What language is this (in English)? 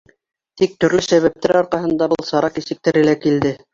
Bashkir